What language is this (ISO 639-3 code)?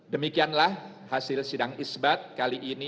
ind